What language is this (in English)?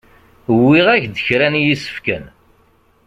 Kabyle